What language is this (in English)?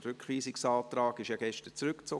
Swiss German